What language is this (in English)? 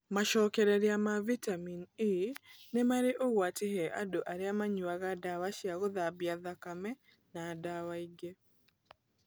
Kikuyu